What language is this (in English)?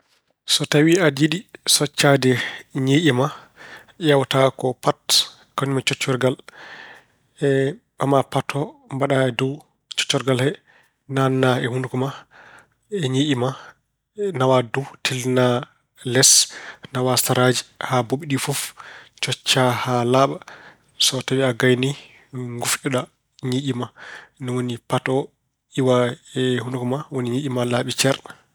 Fula